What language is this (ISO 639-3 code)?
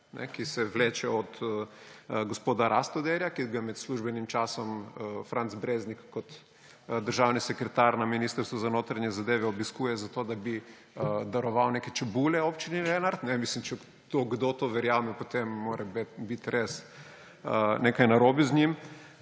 slv